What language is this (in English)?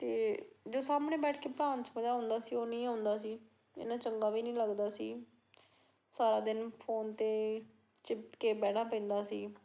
Punjabi